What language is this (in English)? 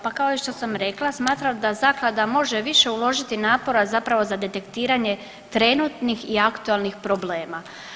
Croatian